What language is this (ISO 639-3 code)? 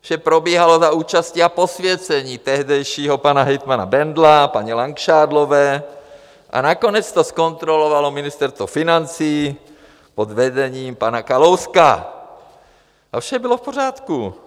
ces